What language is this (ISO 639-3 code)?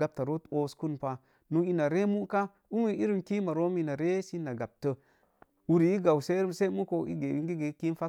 ver